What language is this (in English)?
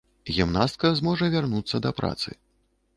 Belarusian